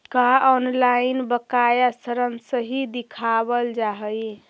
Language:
Magahi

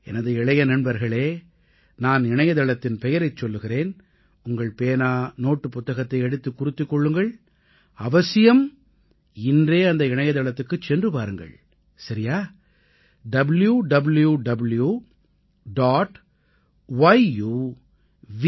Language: Tamil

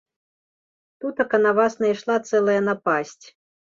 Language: Belarusian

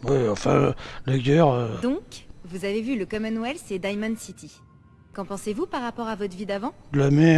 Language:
French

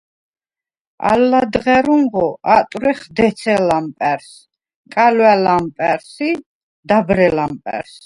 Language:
Svan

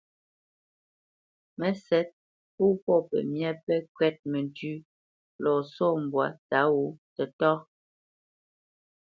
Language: Bamenyam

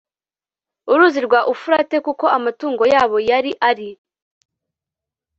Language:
Kinyarwanda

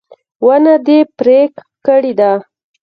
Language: Pashto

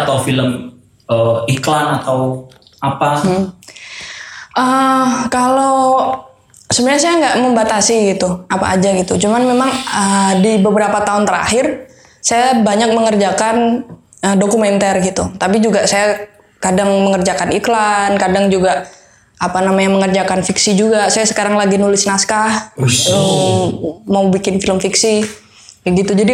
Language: Indonesian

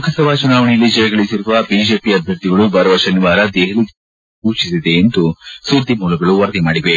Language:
Kannada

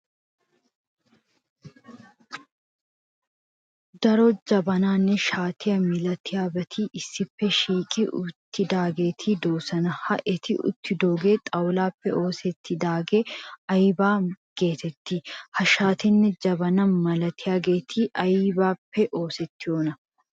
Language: Wolaytta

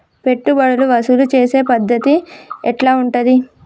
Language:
Telugu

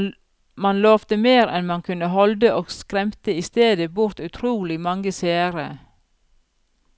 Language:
Norwegian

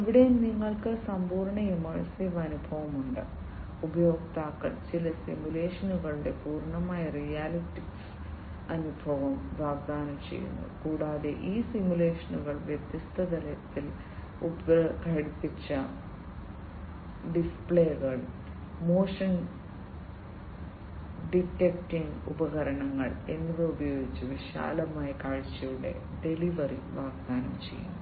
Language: Malayalam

